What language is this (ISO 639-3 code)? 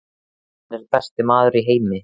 isl